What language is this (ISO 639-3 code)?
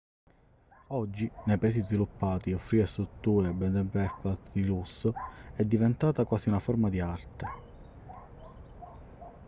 ita